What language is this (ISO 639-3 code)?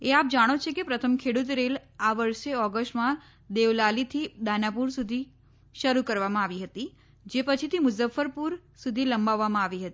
guj